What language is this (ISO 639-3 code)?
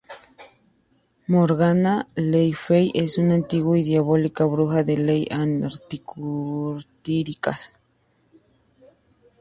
spa